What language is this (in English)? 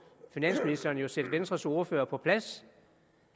Danish